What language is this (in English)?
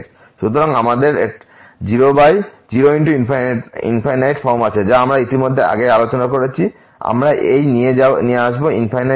Bangla